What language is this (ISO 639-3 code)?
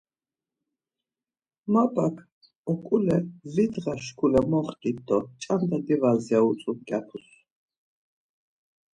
lzz